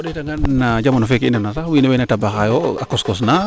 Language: Serer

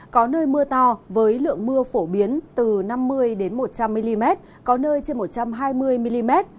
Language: Vietnamese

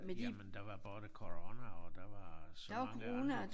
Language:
Danish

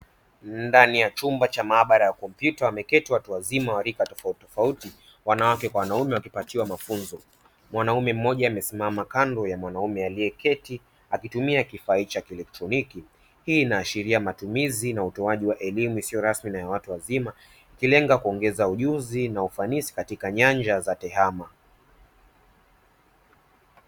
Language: Swahili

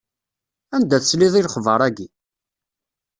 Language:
Kabyle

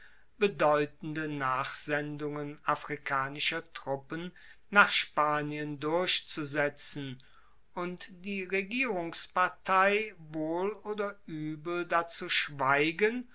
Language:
German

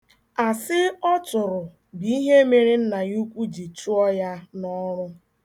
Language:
Igbo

